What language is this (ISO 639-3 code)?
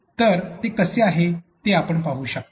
mar